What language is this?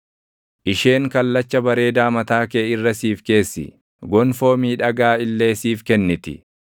Oromo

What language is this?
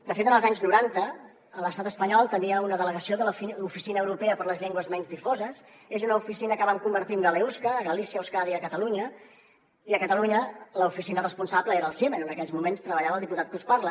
Catalan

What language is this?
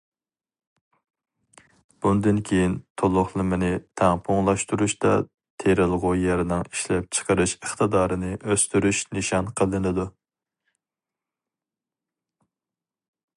Uyghur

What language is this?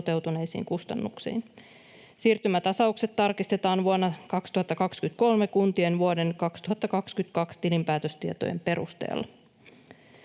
Finnish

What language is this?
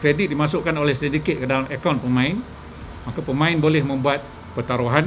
Malay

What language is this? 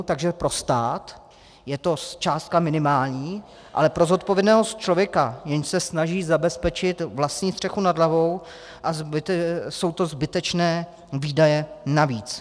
Czech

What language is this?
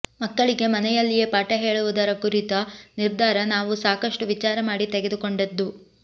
Kannada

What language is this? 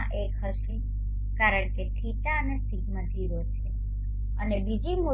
Gujarati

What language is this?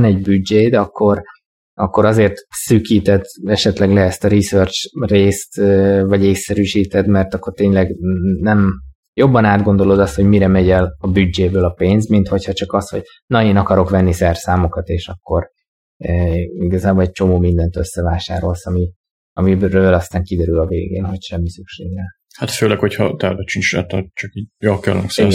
Hungarian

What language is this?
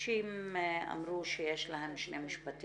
Hebrew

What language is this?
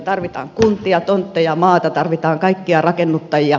Finnish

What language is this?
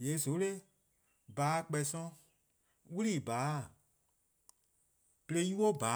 Eastern Krahn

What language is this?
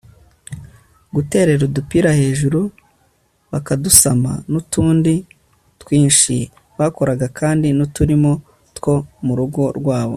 Kinyarwanda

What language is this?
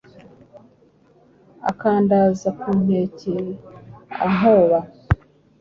Kinyarwanda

